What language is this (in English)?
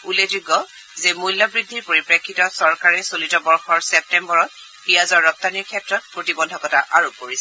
Assamese